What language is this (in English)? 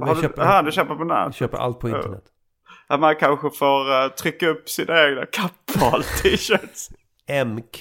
Swedish